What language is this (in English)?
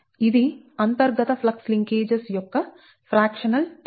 Telugu